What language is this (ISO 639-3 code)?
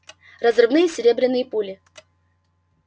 rus